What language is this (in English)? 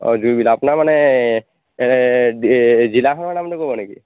Assamese